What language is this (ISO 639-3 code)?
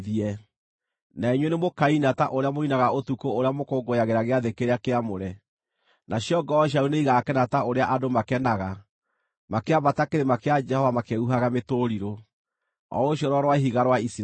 kik